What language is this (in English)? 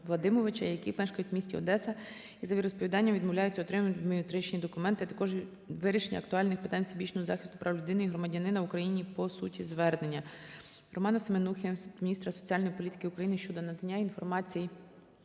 Ukrainian